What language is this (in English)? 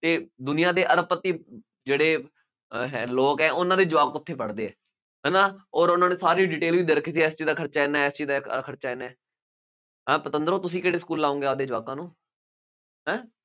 Punjabi